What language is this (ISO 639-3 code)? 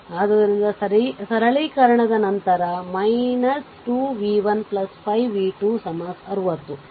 kan